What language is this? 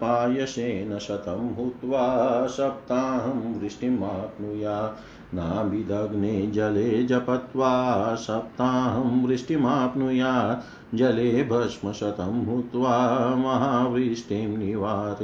Hindi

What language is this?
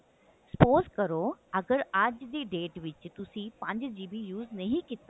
Punjabi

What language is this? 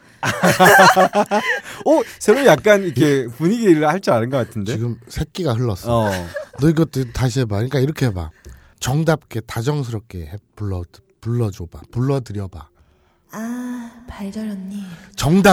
Korean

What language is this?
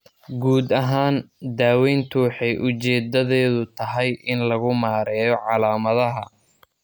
Somali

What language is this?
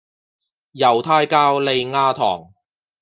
Cantonese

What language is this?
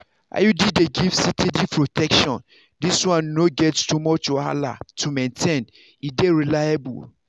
Nigerian Pidgin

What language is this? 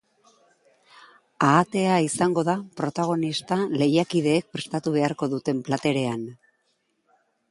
Basque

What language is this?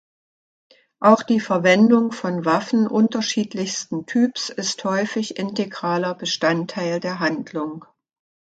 German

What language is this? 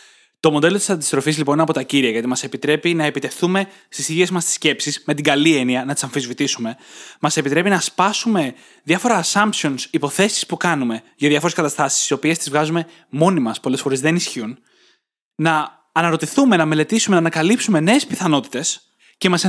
Greek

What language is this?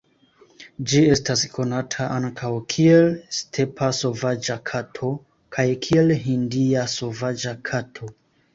Esperanto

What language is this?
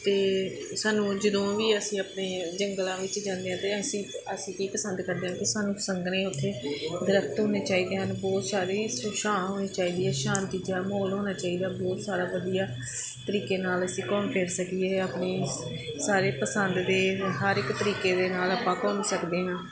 Punjabi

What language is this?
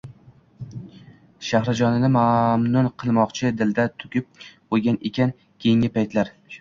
Uzbek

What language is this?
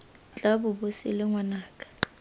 Tswana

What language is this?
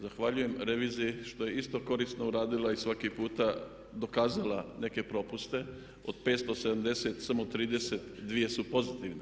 Croatian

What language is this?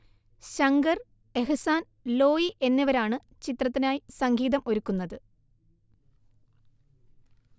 Malayalam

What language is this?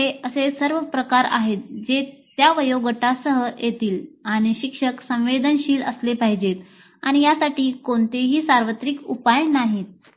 Marathi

